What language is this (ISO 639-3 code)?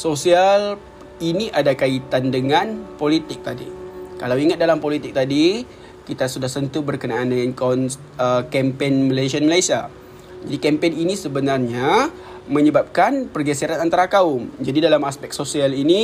msa